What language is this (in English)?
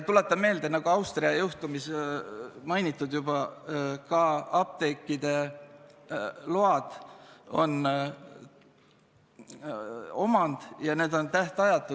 Estonian